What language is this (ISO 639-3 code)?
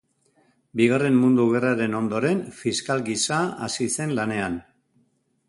eus